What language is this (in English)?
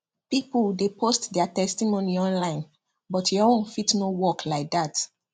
Nigerian Pidgin